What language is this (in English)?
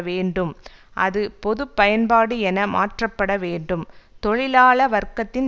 Tamil